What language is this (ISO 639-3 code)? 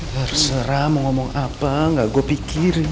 ind